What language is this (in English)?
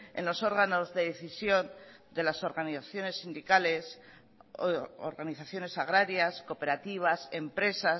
Spanish